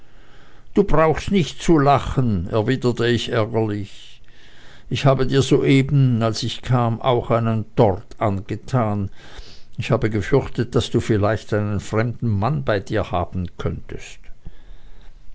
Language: German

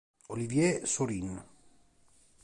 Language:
Italian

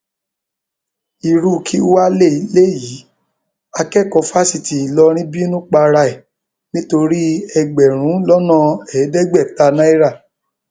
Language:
Yoruba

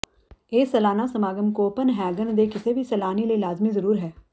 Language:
Punjabi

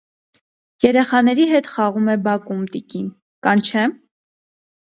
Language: Armenian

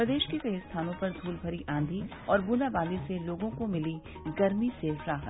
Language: Hindi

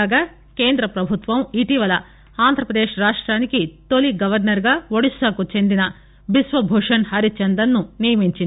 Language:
Telugu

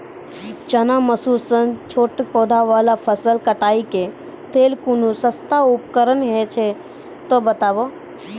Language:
Maithili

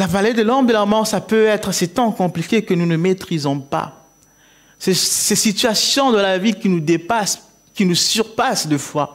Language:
French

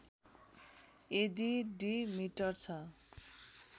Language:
Nepali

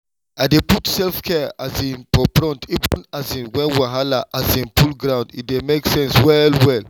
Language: Nigerian Pidgin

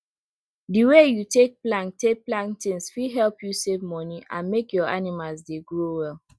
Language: Nigerian Pidgin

